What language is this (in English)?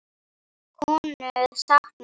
Icelandic